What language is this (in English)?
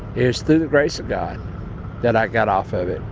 English